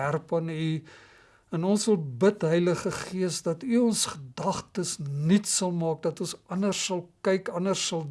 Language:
Dutch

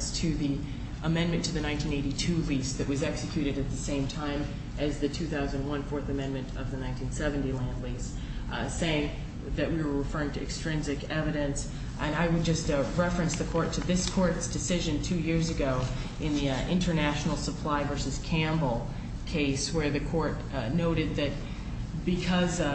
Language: English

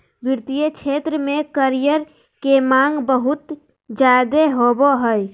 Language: Magahi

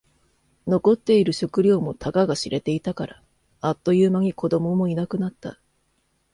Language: Japanese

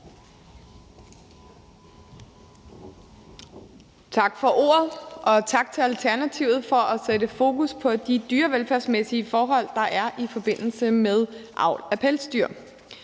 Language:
Danish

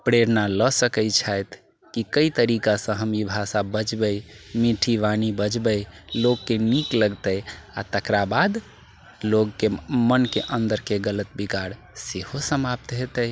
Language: Maithili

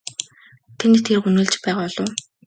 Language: Mongolian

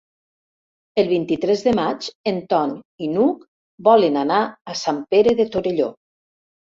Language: Catalan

